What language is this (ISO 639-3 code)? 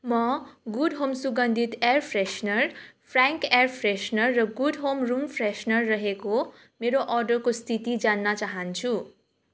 nep